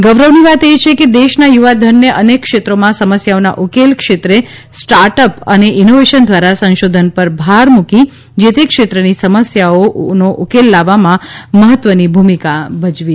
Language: Gujarati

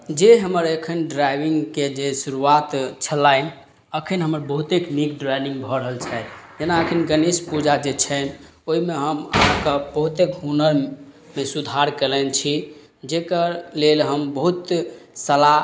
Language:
Maithili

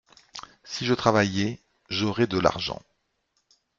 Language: French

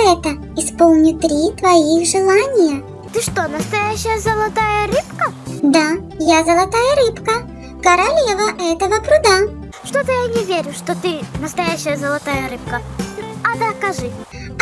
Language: Russian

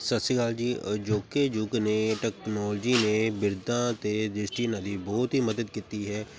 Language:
Punjabi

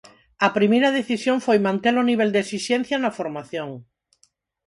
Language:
Galician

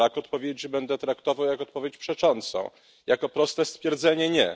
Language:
Polish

